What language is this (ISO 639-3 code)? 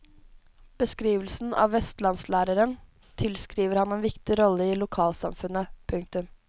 nor